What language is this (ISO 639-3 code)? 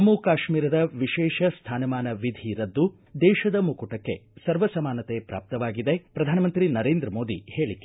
kan